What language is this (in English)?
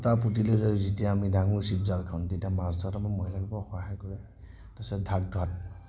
Assamese